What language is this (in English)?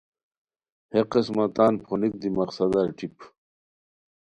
Khowar